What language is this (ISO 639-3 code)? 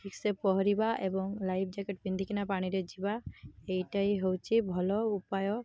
ori